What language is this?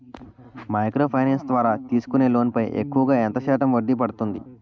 Telugu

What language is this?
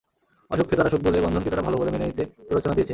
Bangla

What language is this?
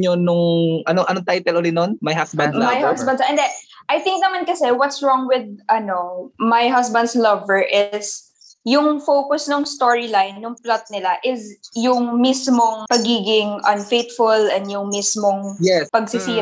Filipino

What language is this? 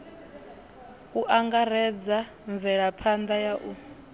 Venda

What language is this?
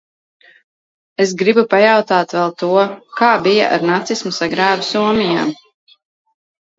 Latvian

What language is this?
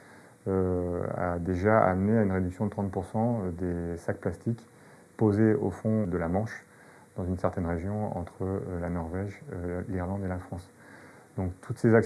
French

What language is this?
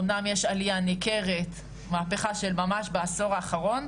Hebrew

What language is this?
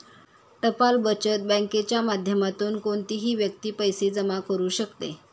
Marathi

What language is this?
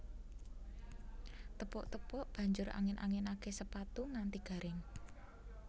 Javanese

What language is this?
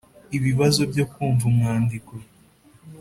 Kinyarwanda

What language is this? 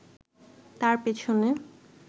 Bangla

